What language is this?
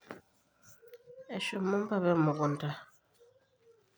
Masai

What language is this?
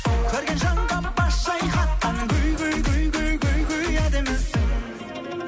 Kazakh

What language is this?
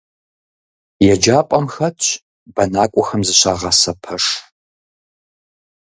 Kabardian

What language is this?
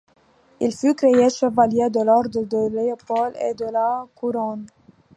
French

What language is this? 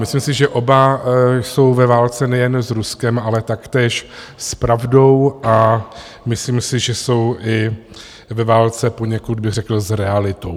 Czech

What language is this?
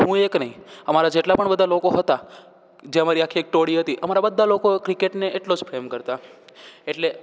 Gujarati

